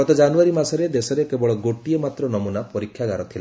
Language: Odia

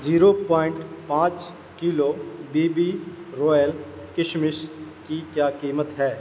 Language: Urdu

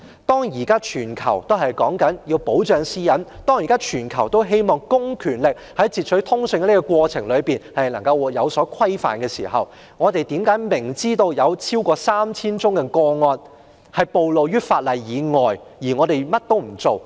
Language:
Cantonese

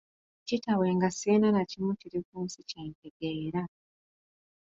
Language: Ganda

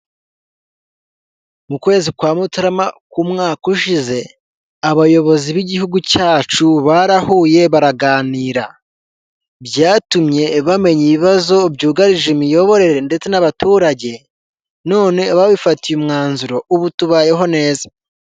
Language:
Kinyarwanda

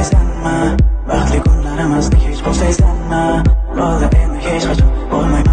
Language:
Uzbek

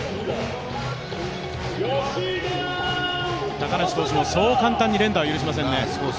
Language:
Japanese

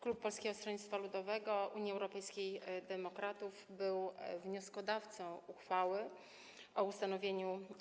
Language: Polish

